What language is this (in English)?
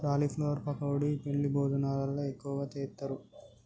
Telugu